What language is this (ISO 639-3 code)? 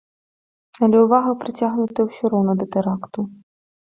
bel